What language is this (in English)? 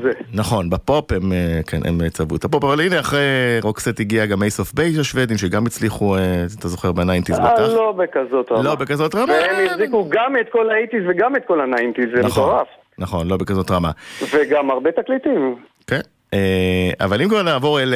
Hebrew